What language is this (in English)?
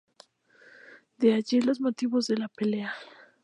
Spanish